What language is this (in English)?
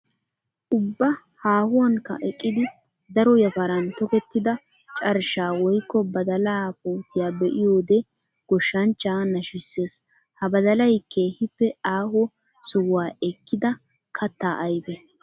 Wolaytta